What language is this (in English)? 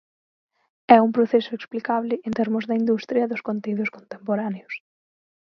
Galician